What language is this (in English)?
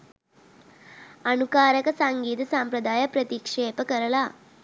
Sinhala